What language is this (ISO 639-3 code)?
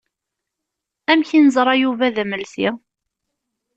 kab